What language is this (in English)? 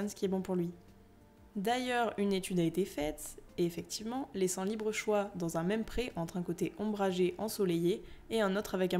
French